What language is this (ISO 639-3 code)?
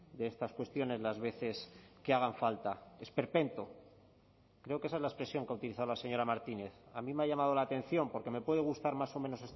spa